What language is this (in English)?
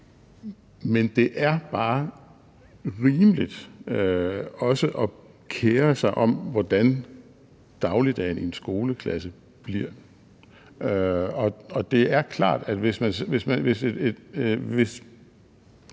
Danish